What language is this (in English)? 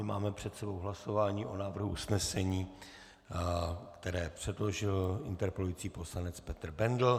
Czech